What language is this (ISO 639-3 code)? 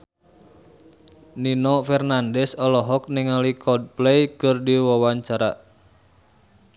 sun